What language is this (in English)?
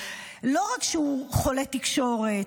Hebrew